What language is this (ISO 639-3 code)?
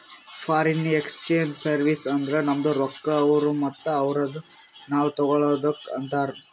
kan